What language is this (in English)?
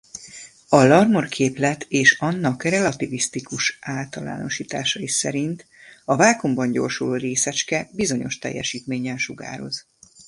Hungarian